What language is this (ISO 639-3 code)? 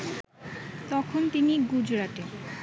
ben